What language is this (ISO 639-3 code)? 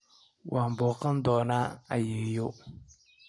som